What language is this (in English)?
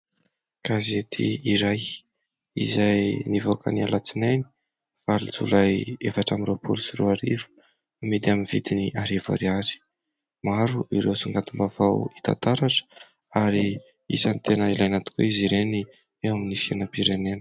Malagasy